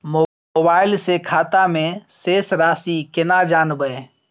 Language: Maithili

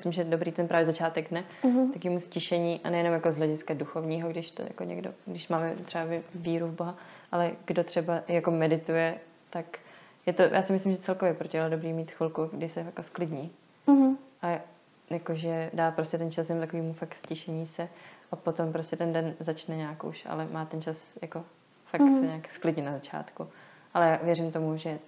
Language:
Czech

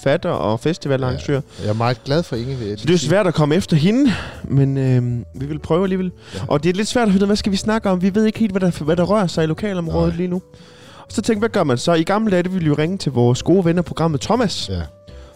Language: Danish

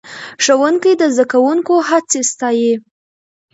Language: Pashto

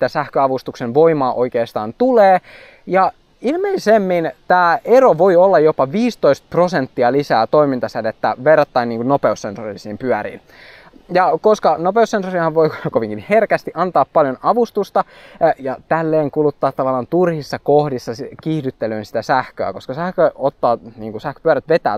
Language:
Finnish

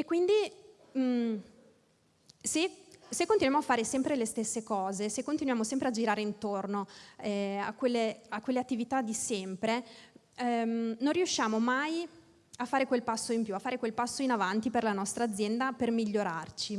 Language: Italian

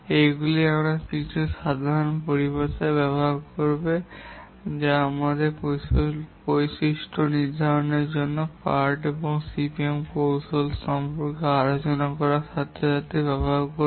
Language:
Bangla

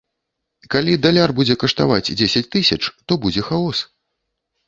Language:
Belarusian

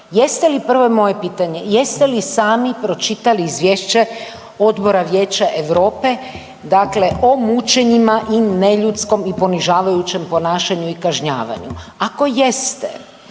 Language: Croatian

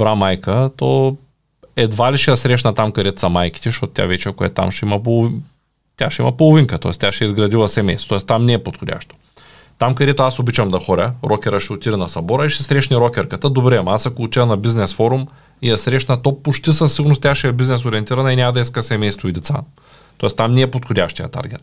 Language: Bulgarian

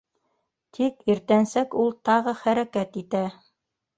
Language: Bashkir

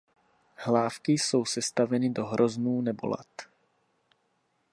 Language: Czech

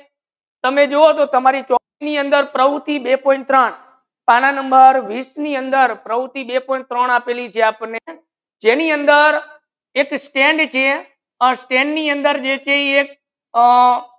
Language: Gujarati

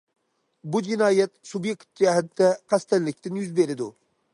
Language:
Uyghur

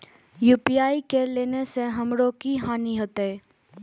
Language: Maithili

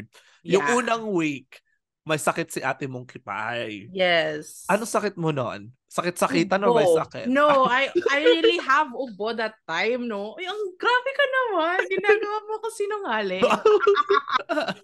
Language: Filipino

